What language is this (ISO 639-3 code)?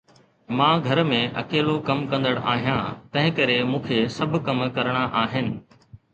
snd